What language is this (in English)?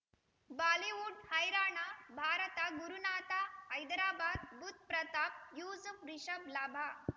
Kannada